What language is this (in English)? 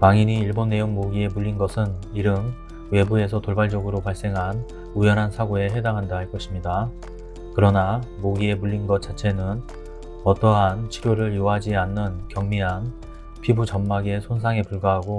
Korean